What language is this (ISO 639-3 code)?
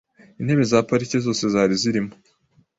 kin